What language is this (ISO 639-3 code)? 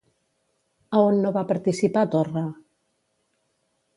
cat